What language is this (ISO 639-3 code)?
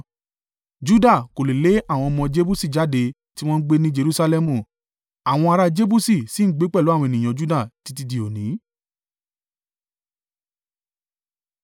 yor